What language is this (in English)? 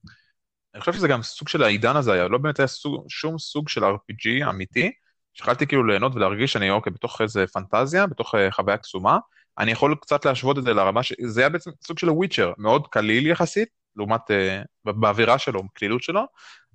Hebrew